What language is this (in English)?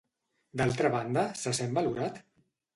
Catalan